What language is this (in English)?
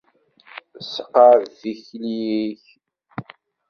Kabyle